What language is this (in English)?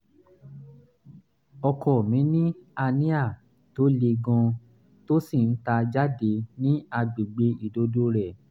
Yoruba